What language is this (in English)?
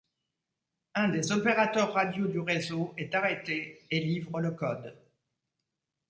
French